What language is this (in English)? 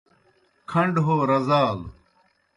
Kohistani Shina